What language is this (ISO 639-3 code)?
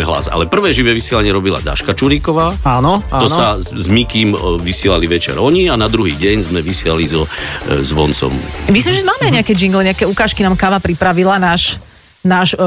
slk